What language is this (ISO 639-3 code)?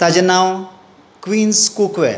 kok